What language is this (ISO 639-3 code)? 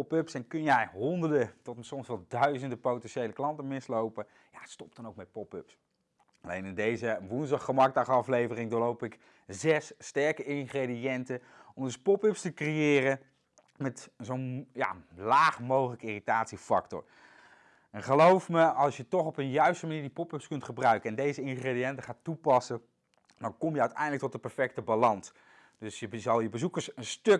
nld